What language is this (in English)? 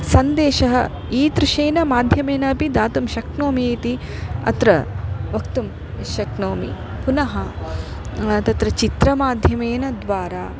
Sanskrit